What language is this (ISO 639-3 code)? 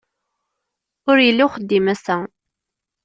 kab